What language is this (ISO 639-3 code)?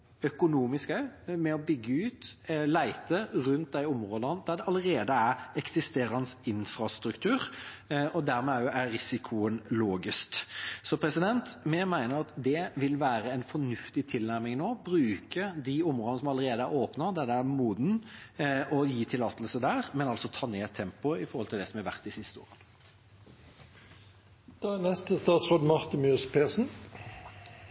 nor